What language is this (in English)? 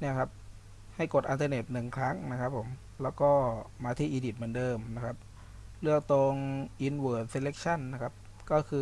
Thai